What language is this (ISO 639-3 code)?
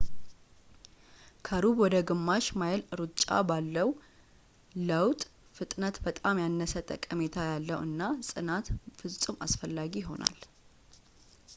amh